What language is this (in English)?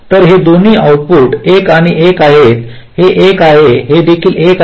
Marathi